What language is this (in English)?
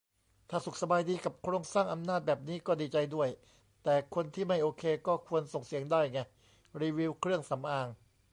Thai